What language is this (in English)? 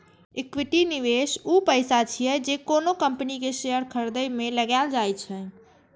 Maithili